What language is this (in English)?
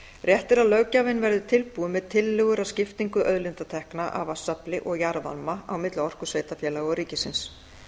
Icelandic